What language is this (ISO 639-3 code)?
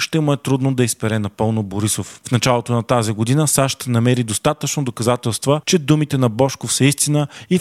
bul